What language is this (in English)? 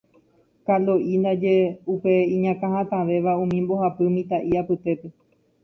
Guarani